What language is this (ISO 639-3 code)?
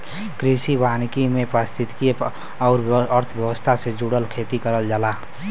bho